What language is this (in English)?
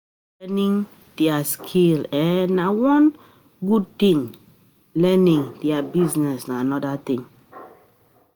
Nigerian Pidgin